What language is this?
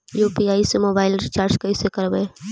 Magahi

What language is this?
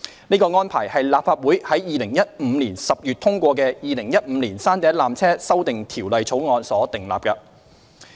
Cantonese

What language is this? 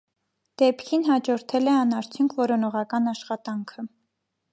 Armenian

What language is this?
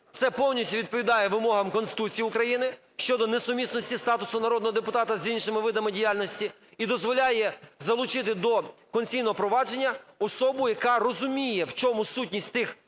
Ukrainian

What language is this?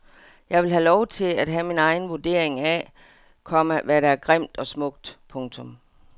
Danish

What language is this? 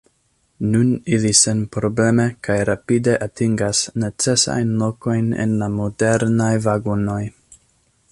Esperanto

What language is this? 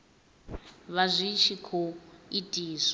Venda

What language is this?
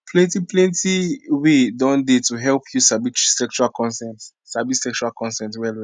Nigerian Pidgin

